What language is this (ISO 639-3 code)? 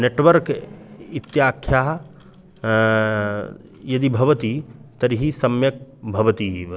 san